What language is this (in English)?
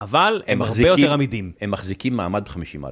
Hebrew